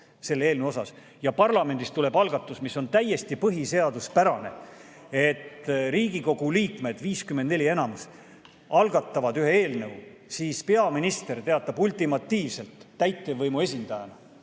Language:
Estonian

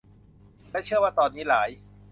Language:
Thai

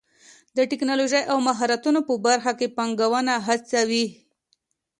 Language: Pashto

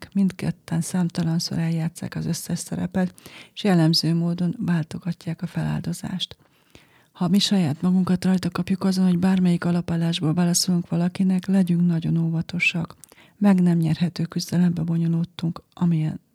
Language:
Hungarian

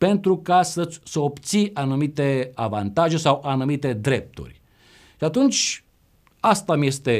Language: Romanian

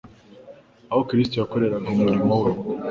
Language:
Kinyarwanda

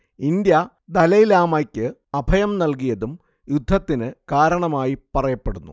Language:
Malayalam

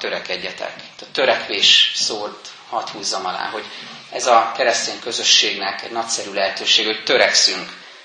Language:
Hungarian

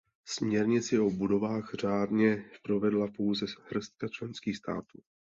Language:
Czech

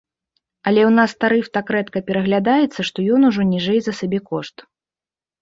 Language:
Belarusian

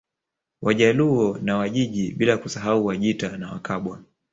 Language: Swahili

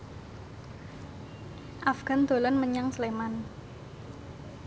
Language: Javanese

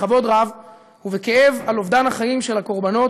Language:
Hebrew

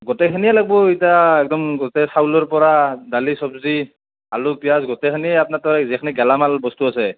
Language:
Assamese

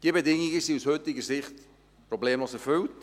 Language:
Swiss German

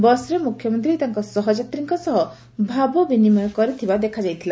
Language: Odia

